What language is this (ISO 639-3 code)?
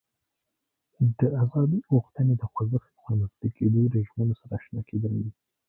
pus